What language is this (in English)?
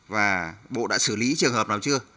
Vietnamese